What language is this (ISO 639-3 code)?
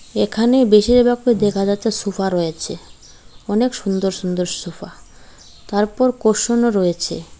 ben